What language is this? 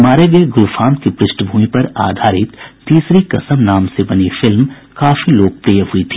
Hindi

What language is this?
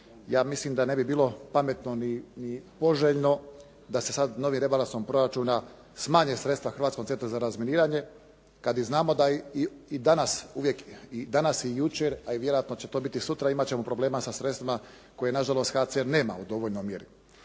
Croatian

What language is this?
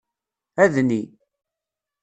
Kabyle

